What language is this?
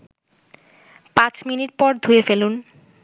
Bangla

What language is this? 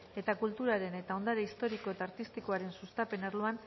Basque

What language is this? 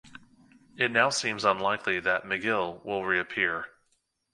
English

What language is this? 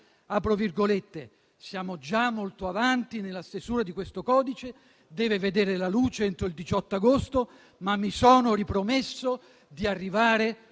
Italian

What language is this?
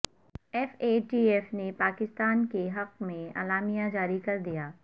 Urdu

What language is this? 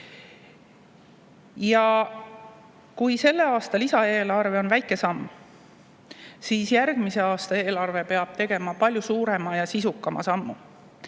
Estonian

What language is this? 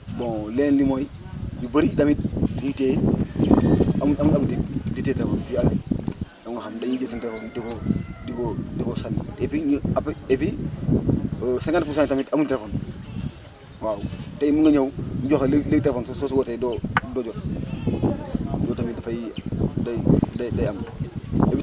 Wolof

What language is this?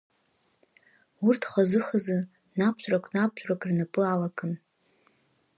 Abkhazian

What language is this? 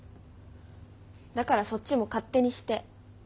Japanese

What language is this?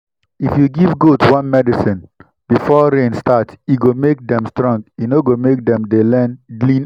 Nigerian Pidgin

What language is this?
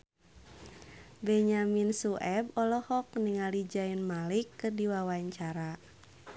Sundanese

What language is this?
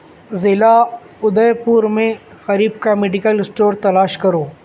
Urdu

